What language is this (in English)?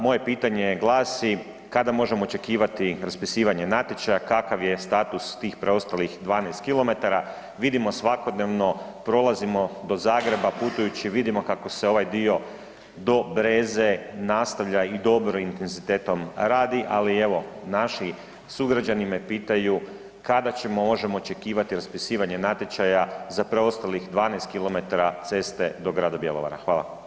Croatian